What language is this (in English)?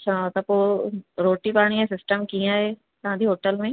Sindhi